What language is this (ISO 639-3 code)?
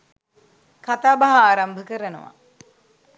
sin